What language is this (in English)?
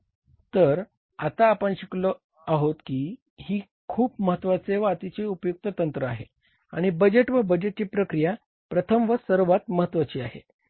Marathi